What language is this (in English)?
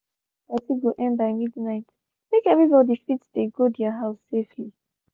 Nigerian Pidgin